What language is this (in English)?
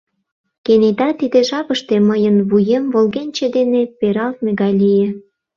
Mari